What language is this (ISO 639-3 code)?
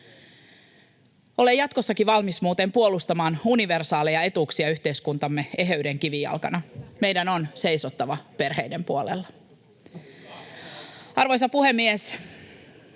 fin